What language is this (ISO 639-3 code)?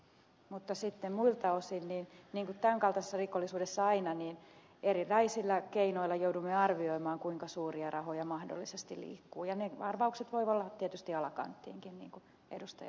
fin